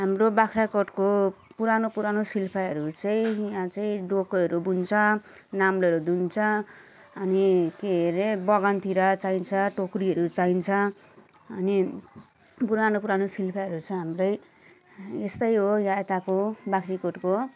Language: Nepali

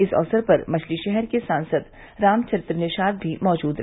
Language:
Hindi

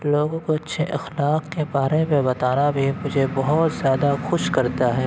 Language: Urdu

